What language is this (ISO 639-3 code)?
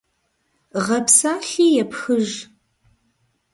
kbd